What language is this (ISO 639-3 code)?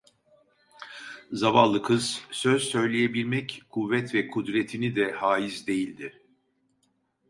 tur